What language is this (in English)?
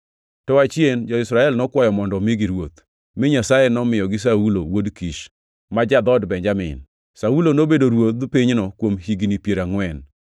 Luo (Kenya and Tanzania)